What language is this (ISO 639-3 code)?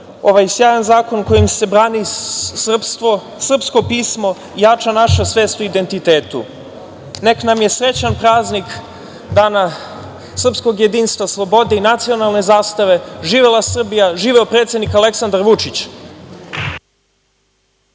srp